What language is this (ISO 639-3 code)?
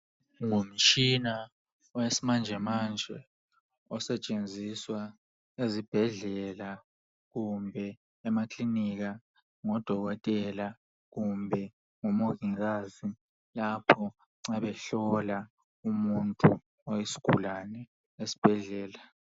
nde